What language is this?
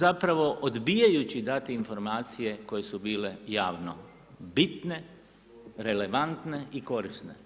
Croatian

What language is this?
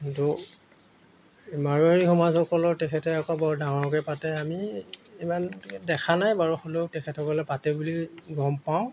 Assamese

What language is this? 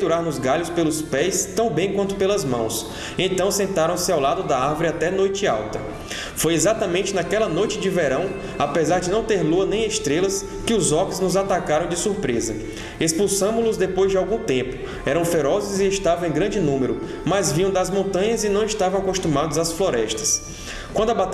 Portuguese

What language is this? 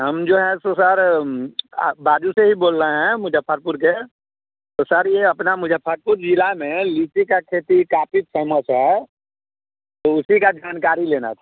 Hindi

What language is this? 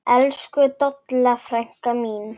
Icelandic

